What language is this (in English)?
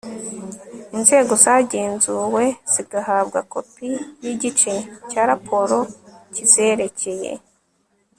Kinyarwanda